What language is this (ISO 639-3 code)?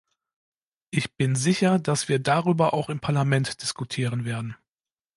deu